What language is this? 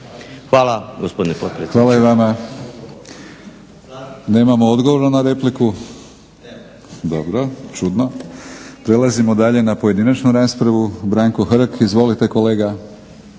Croatian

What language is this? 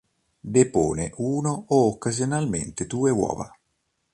Italian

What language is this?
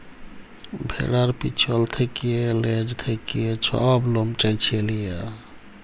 Bangla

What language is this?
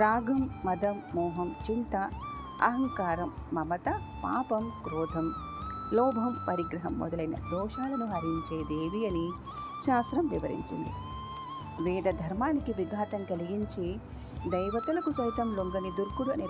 Telugu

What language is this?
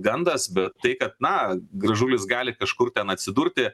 Lithuanian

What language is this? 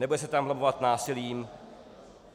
Czech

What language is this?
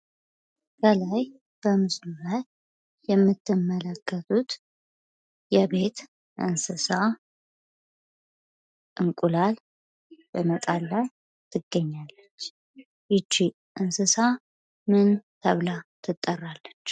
Amharic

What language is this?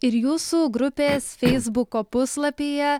Lithuanian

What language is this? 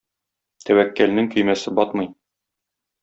Tatar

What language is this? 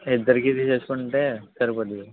Telugu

